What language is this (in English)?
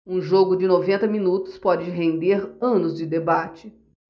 Portuguese